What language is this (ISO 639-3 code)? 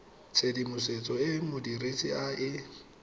tsn